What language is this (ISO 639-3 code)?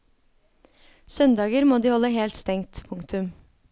nor